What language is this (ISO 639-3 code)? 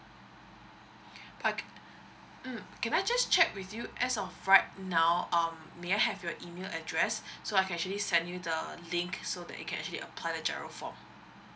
eng